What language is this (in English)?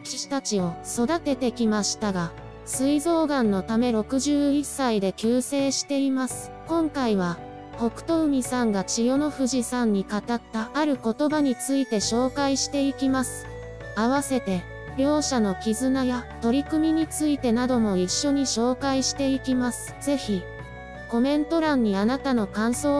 Japanese